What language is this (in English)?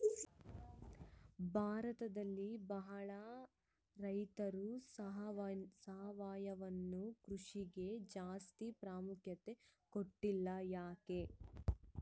Kannada